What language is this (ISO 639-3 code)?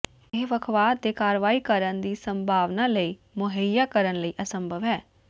pan